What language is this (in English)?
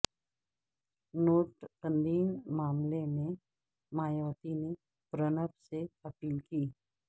Urdu